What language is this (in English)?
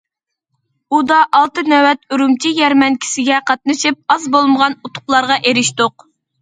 Uyghur